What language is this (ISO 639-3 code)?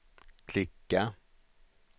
swe